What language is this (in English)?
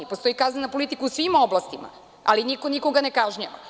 Serbian